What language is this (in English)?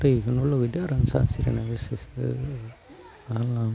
Bodo